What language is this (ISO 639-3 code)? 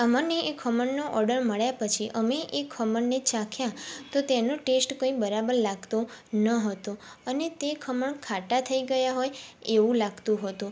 guj